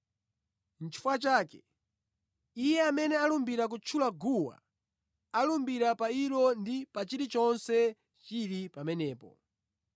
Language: Nyanja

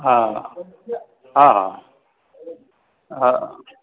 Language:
Sindhi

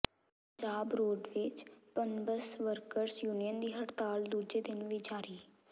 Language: Punjabi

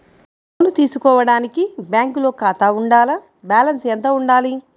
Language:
Telugu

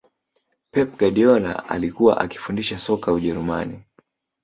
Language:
Swahili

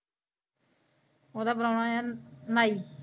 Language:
Punjabi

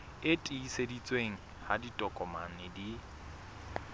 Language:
Southern Sotho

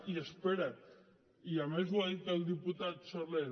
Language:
Catalan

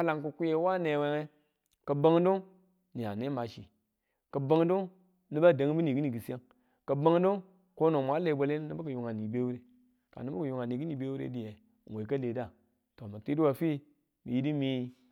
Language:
Tula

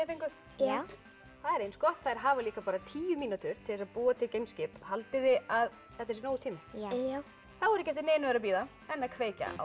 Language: Icelandic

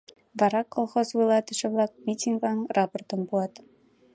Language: Mari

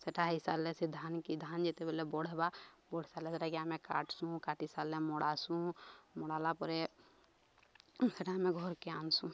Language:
Odia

